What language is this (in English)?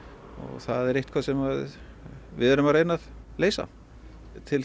Icelandic